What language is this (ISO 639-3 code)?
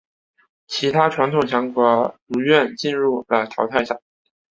zho